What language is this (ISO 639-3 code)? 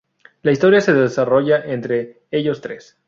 spa